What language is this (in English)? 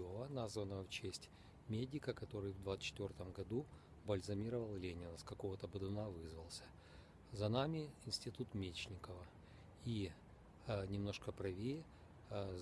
Russian